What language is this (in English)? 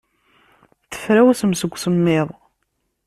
Kabyle